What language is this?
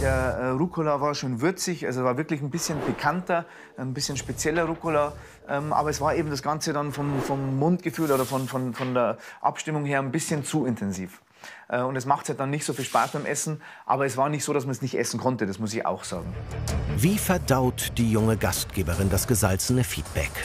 German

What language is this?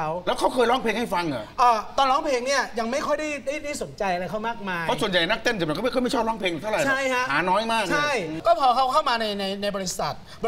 Thai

